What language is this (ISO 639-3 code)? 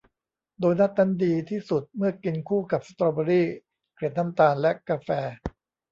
tha